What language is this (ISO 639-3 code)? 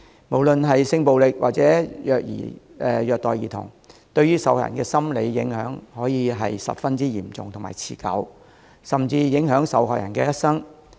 yue